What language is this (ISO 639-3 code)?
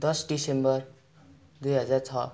nep